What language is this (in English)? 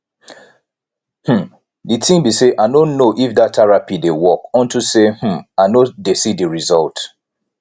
Nigerian Pidgin